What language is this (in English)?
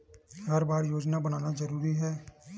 Chhattisgarhi